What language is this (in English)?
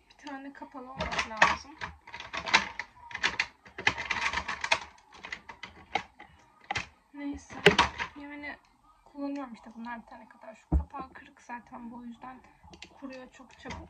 Turkish